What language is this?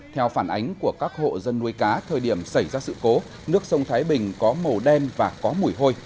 Vietnamese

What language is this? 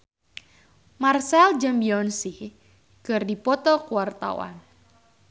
Sundanese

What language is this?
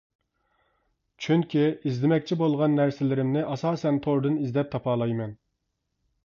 Uyghur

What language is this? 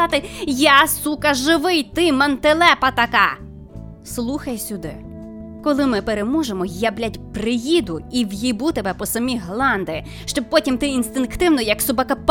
Ukrainian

